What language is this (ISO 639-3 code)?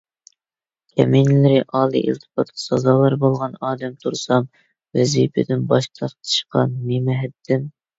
uig